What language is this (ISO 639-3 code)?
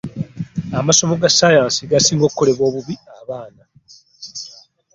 lug